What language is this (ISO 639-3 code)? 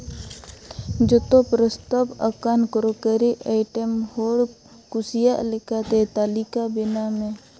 sat